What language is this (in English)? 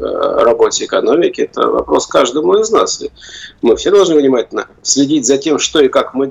Russian